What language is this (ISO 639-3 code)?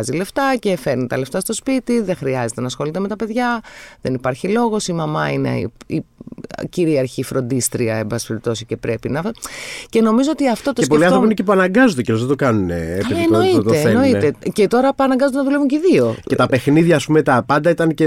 ell